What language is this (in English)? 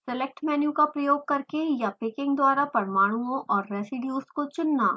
Hindi